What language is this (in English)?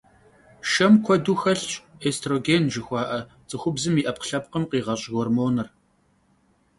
Kabardian